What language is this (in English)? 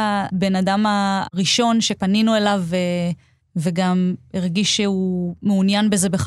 Hebrew